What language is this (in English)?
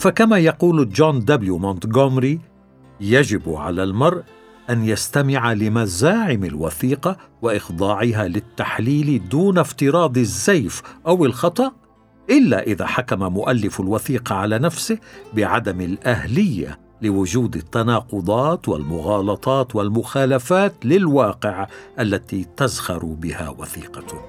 Arabic